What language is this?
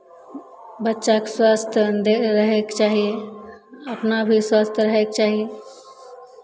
Maithili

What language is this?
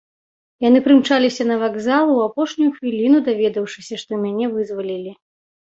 Belarusian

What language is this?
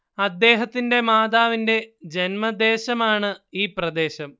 Malayalam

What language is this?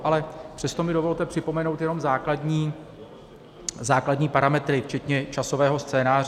Czech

